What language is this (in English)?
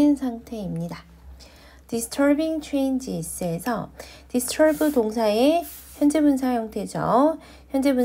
Korean